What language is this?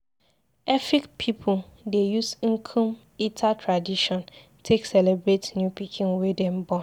Nigerian Pidgin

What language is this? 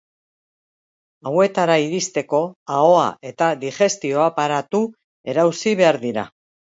Basque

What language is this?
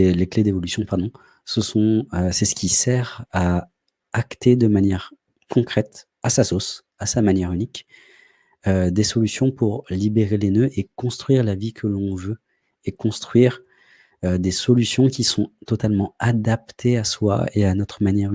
French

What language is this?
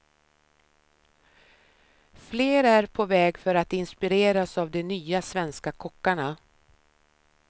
Swedish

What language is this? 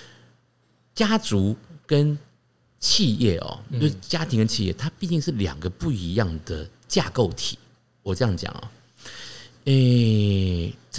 Chinese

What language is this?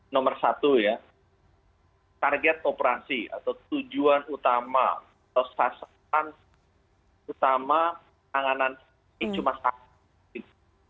Indonesian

